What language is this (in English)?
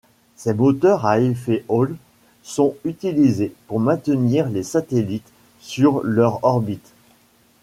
French